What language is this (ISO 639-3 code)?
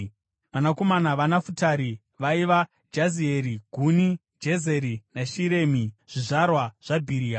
sna